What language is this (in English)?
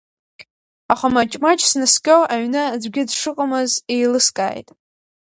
Abkhazian